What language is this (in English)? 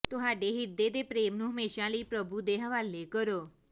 Punjabi